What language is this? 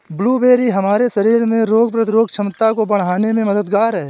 Hindi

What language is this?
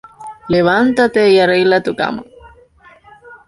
Spanish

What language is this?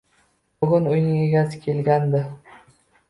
Uzbek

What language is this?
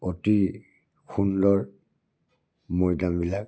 Assamese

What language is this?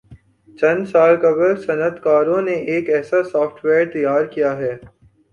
Urdu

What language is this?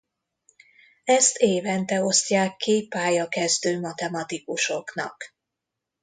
Hungarian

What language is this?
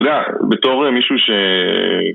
Hebrew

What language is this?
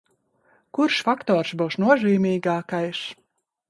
Latvian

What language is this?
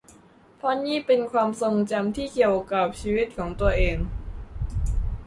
Thai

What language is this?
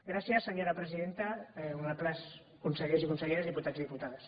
Catalan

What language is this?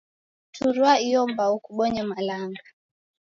Taita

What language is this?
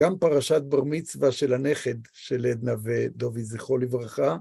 Hebrew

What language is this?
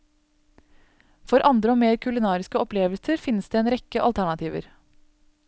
Norwegian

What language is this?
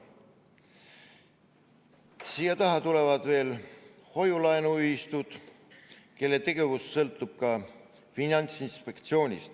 Estonian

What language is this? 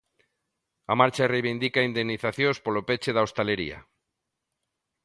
Galician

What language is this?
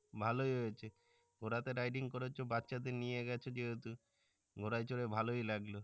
Bangla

